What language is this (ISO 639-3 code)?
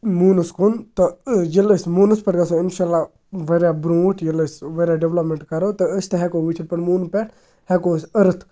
kas